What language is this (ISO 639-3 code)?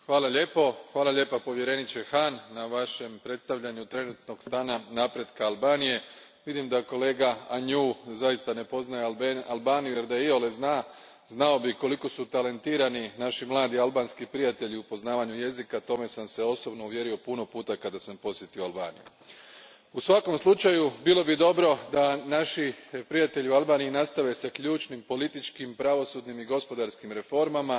hrv